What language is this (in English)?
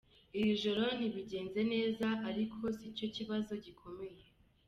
Kinyarwanda